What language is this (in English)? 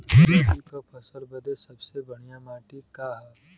Bhojpuri